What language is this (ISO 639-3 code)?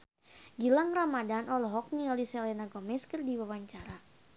sun